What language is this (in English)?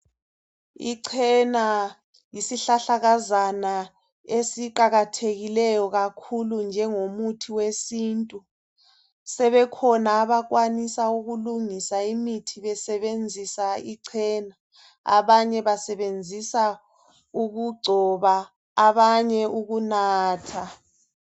North Ndebele